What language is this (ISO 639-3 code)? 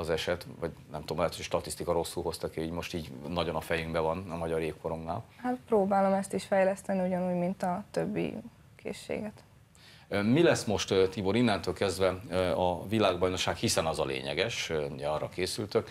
hun